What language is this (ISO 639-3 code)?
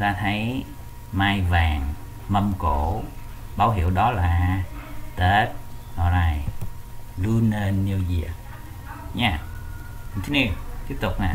vie